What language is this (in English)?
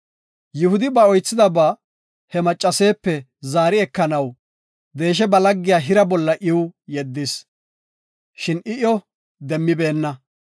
Gofa